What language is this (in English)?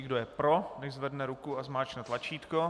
Czech